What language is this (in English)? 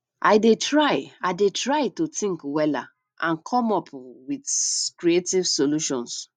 Nigerian Pidgin